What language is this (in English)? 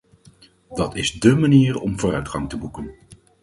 Dutch